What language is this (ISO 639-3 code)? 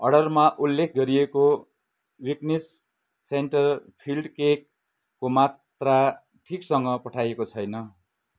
nep